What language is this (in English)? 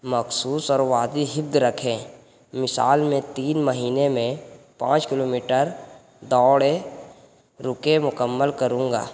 Urdu